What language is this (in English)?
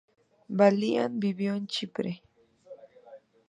Spanish